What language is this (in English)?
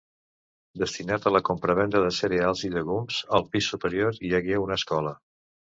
Catalan